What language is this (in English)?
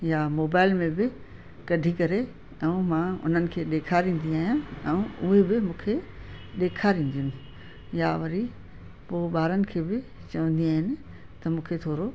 Sindhi